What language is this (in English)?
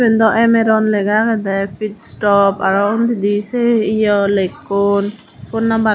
Chakma